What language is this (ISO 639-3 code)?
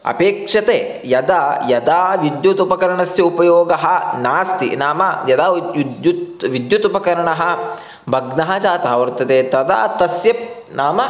san